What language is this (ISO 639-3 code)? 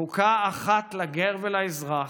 heb